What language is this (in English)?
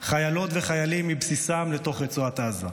Hebrew